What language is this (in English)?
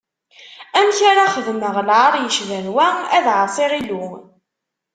Kabyle